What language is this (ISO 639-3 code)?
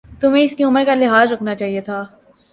urd